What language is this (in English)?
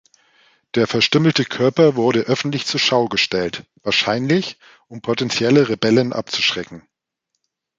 German